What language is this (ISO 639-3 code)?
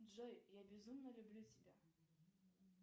rus